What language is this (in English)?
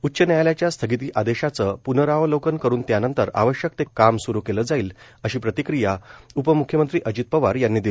Marathi